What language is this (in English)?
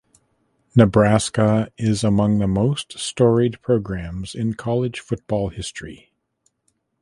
English